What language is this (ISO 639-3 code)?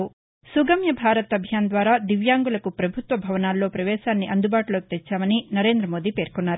tel